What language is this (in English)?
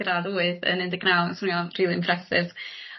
Welsh